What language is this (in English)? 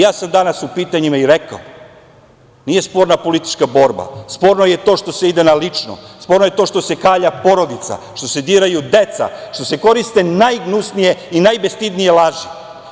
Serbian